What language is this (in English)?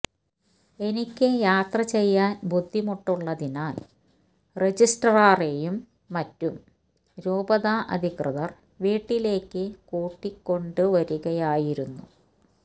Malayalam